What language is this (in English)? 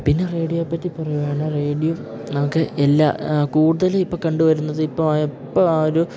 Malayalam